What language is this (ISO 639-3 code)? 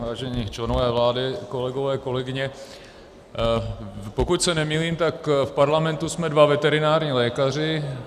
ces